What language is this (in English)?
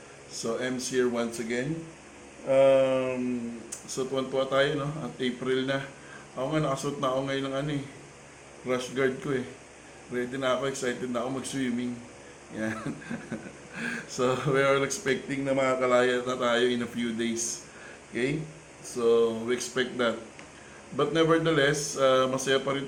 Filipino